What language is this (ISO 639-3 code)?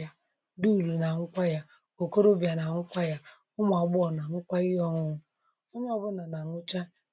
ibo